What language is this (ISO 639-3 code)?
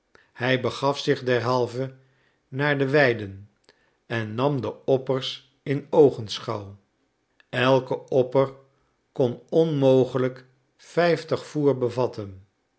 nld